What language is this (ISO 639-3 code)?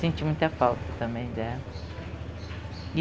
por